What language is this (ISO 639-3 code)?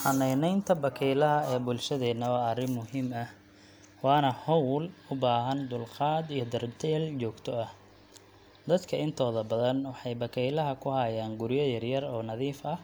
som